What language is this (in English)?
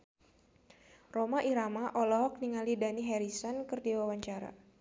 Sundanese